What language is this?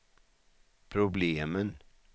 Swedish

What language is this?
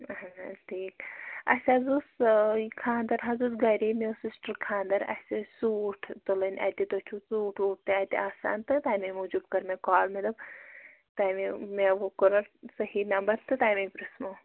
Kashmiri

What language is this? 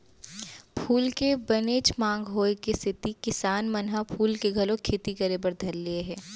Chhattisgarhi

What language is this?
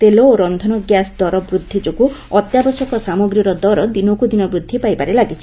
Odia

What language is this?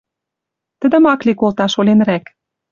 Western Mari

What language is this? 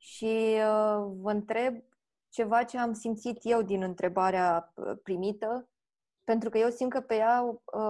Romanian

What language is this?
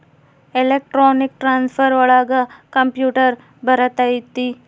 Kannada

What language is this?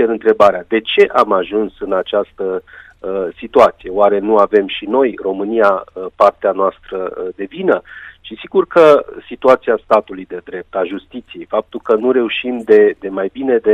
Romanian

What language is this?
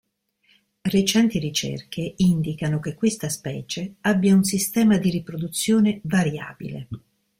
Italian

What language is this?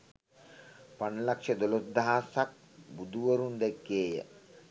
Sinhala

